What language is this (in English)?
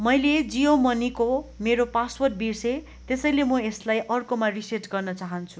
Nepali